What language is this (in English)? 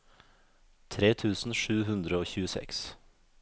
Norwegian